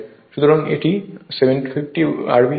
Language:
Bangla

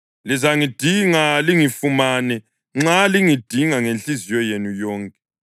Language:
North Ndebele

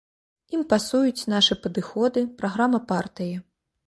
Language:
Belarusian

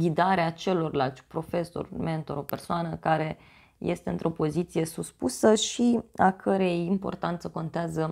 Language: Romanian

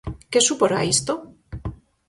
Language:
Galician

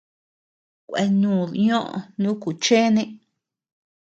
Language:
Tepeuxila Cuicatec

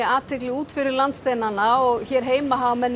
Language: Icelandic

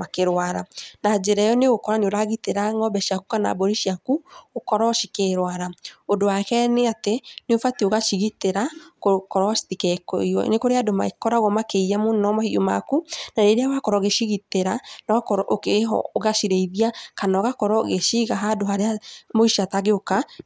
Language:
Kikuyu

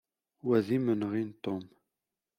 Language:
Kabyle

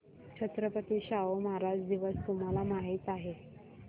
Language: Marathi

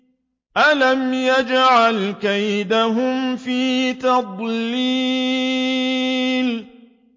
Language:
Arabic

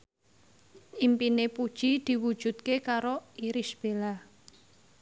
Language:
Javanese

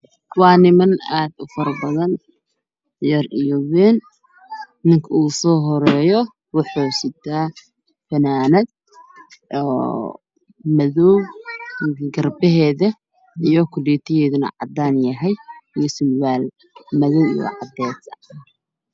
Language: Somali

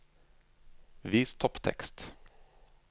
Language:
Norwegian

